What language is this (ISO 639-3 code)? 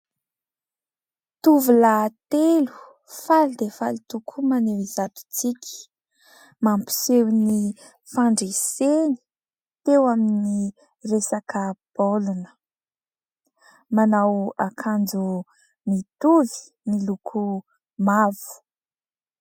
mlg